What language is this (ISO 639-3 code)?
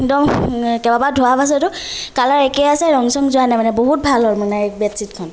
asm